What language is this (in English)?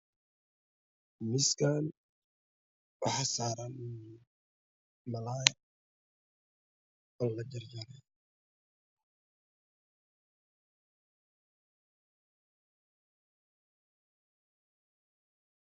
Somali